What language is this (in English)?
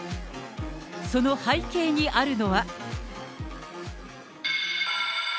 Japanese